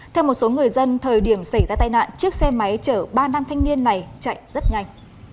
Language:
Vietnamese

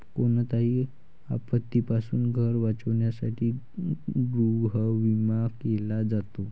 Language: Marathi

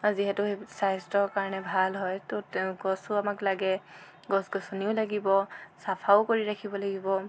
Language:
Assamese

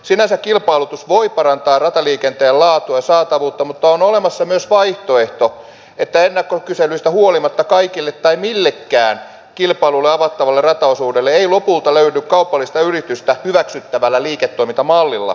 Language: Finnish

